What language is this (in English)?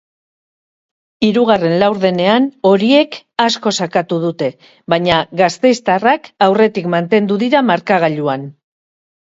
Basque